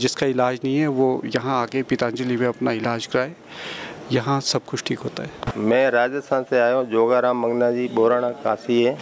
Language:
Hindi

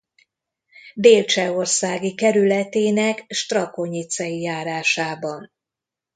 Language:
Hungarian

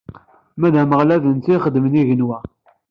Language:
Kabyle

